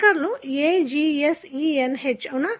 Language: Telugu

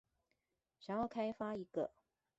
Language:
Chinese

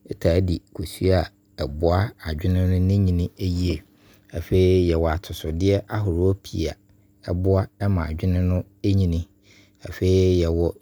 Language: Abron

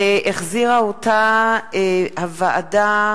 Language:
Hebrew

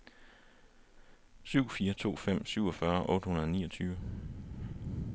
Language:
Danish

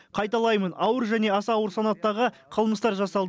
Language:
Kazakh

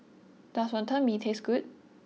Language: English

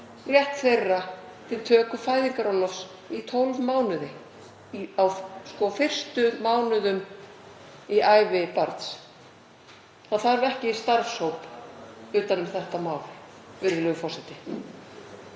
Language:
Icelandic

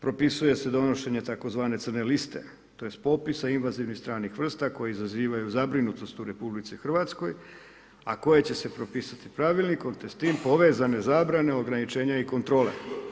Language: Croatian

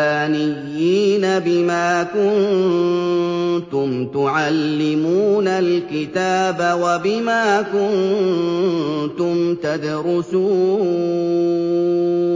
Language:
Arabic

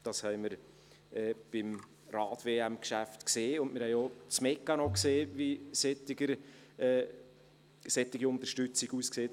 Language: Swiss German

